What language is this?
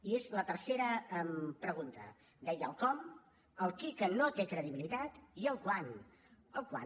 Catalan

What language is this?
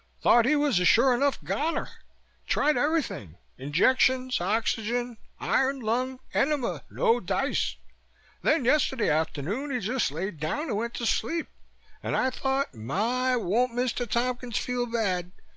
English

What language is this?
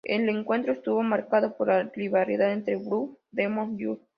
Spanish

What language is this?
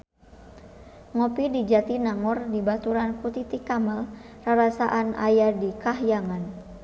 Sundanese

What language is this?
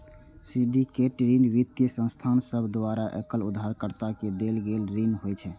Maithili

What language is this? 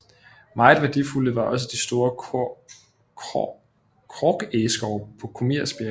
Danish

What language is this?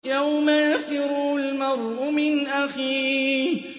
Arabic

